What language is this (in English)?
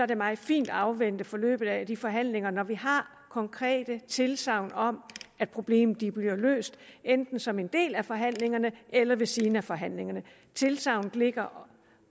Danish